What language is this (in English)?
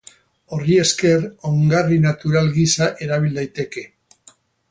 Basque